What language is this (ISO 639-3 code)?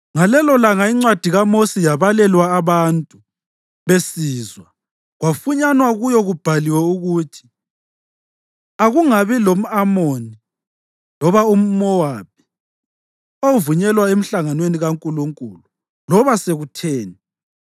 nde